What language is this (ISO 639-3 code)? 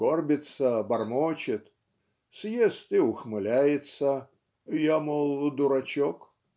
rus